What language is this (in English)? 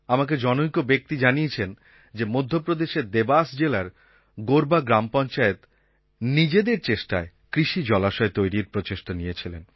Bangla